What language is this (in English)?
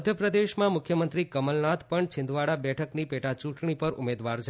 Gujarati